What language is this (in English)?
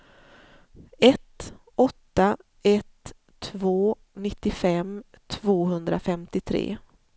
Swedish